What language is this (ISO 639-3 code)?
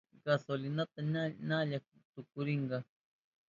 qup